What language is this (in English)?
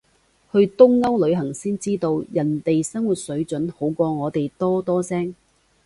Cantonese